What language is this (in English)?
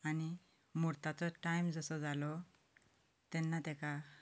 Konkani